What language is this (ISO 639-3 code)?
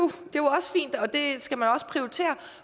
dan